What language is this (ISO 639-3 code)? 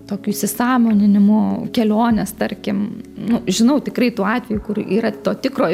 lit